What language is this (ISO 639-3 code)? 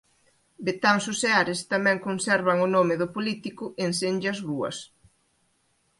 glg